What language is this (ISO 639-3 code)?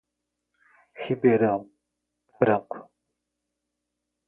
por